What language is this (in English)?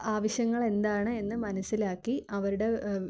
Malayalam